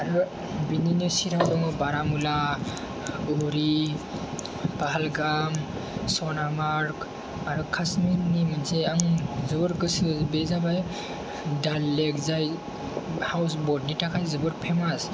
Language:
Bodo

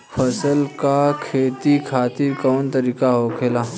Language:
Bhojpuri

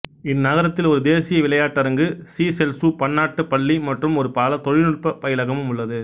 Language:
Tamil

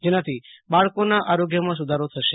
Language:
Gujarati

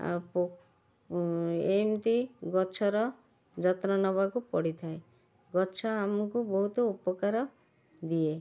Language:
Odia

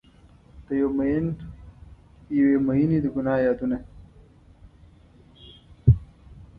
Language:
Pashto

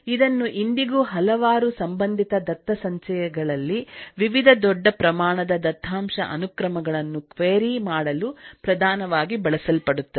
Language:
Kannada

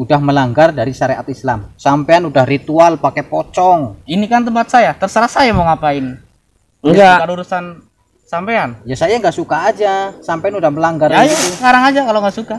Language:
Indonesian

